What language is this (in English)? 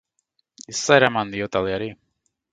Basque